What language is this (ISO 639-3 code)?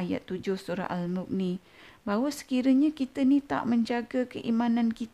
msa